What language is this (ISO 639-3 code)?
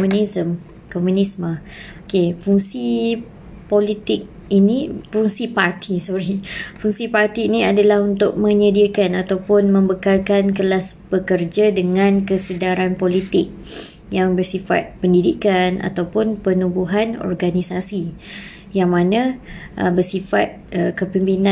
msa